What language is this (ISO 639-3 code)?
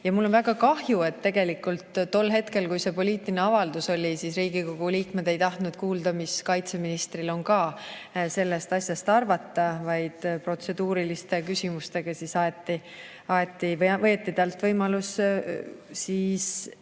est